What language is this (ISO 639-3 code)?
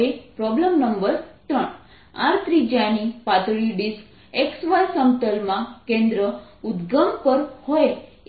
guj